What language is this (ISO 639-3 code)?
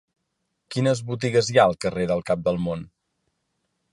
cat